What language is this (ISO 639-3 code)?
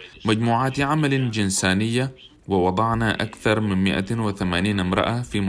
ara